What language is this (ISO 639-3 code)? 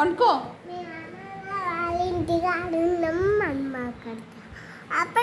tel